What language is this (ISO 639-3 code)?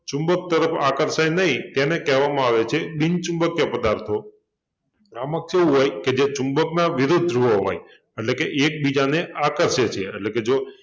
guj